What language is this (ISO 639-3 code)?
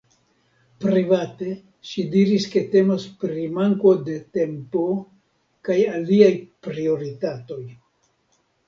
epo